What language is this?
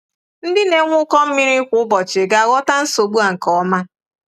Igbo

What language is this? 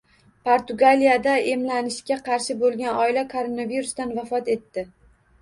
Uzbek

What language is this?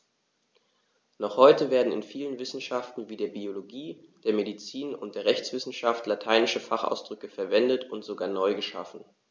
German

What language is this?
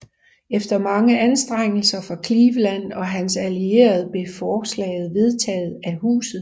Danish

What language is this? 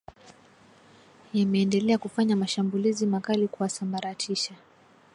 Swahili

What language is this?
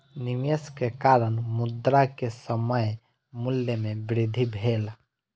Maithili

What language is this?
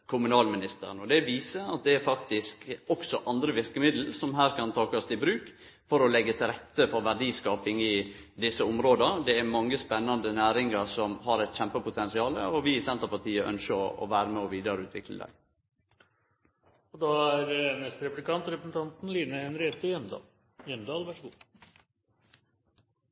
Norwegian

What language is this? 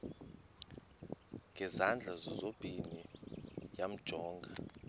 Xhosa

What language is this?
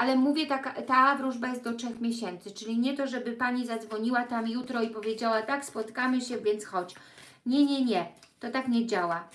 Polish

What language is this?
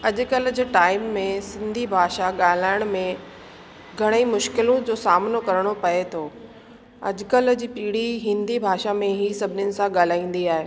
Sindhi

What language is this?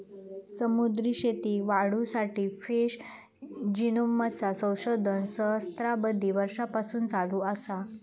Marathi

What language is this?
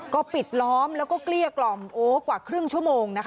Thai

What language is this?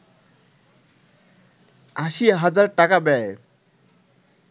Bangla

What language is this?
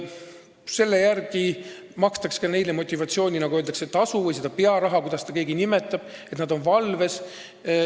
Estonian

